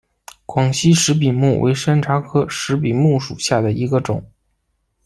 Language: Chinese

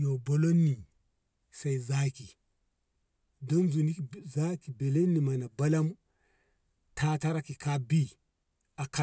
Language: Ngamo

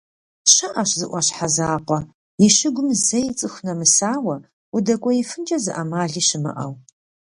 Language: Kabardian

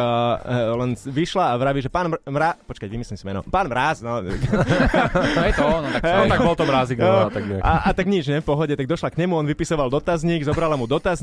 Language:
Slovak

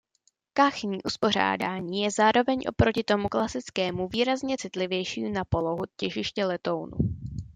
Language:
Czech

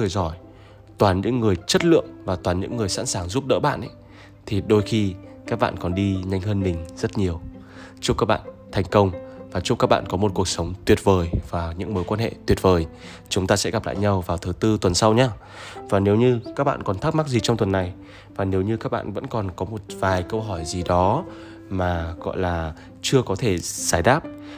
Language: Vietnamese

